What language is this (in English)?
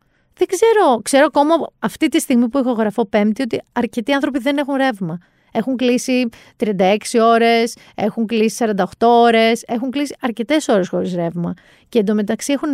Greek